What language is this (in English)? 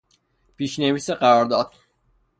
Persian